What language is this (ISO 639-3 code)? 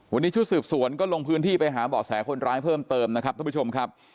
tha